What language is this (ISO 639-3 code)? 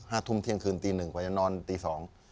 tha